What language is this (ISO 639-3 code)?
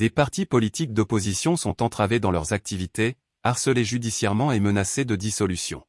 fra